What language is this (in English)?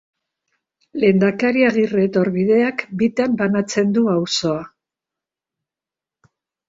Basque